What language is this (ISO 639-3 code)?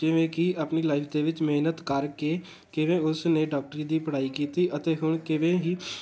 pan